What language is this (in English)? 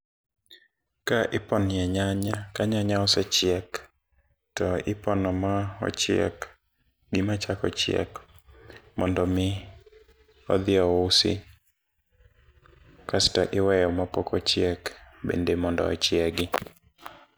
Luo (Kenya and Tanzania)